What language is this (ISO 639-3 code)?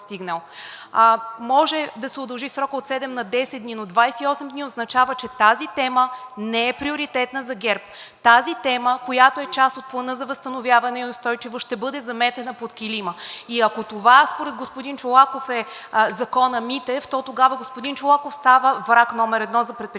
bul